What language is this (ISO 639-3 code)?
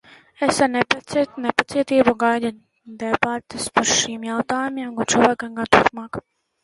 lav